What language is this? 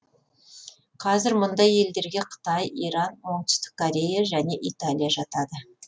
Kazakh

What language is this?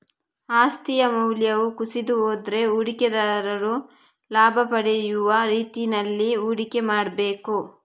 Kannada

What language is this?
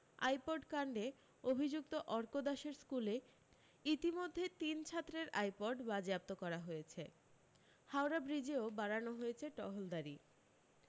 Bangla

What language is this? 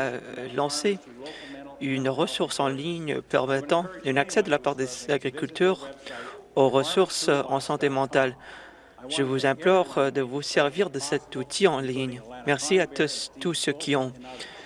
French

